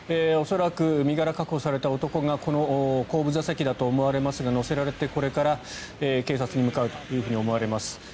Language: Japanese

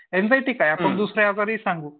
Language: Marathi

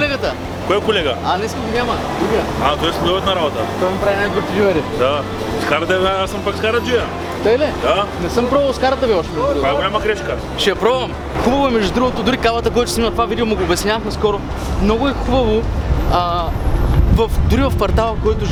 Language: Bulgarian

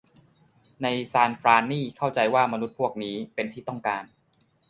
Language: Thai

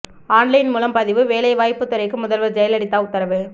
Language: Tamil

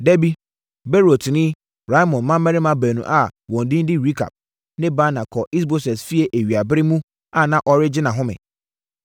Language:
Akan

